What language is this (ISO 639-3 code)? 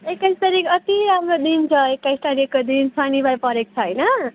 nep